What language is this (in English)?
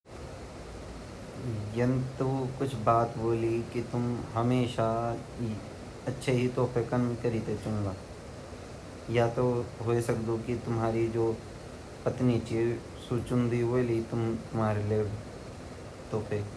Garhwali